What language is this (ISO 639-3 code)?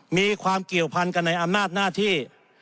tha